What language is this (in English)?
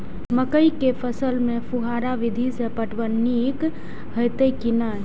Maithili